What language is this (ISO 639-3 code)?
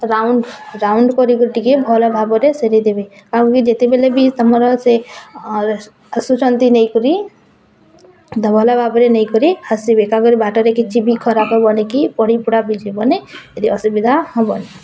ori